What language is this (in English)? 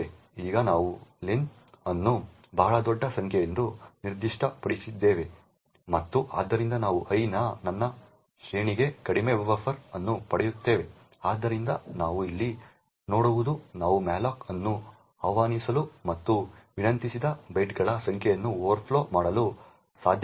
Kannada